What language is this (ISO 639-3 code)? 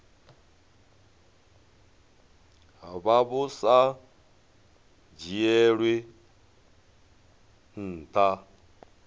ven